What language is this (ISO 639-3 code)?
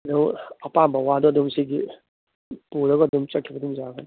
mni